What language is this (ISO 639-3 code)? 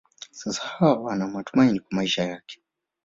swa